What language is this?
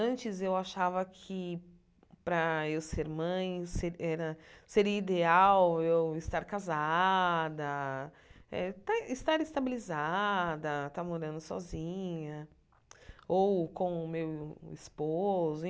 Portuguese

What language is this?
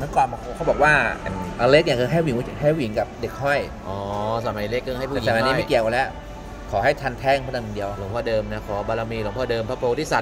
Thai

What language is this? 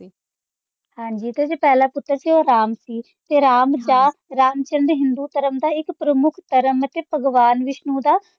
Punjabi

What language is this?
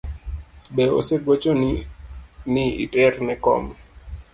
Luo (Kenya and Tanzania)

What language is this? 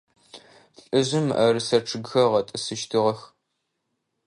Adyghe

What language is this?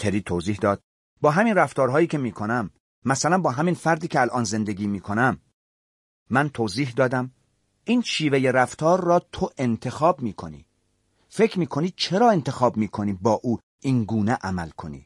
Persian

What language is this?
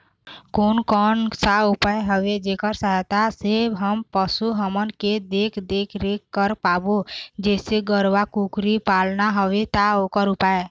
Chhattisgarhi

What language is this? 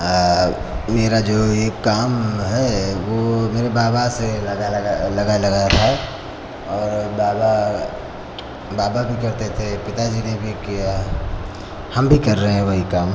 Hindi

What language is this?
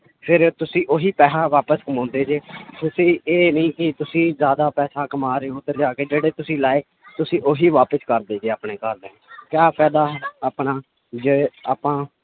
Punjabi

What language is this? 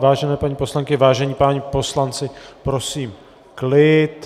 Czech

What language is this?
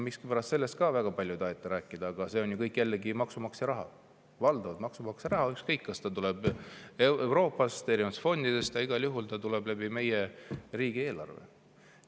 Estonian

